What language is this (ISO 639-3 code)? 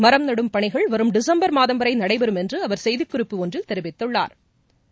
tam